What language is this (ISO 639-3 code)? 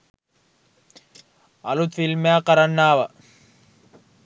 sin